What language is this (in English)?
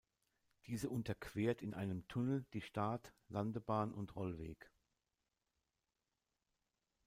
German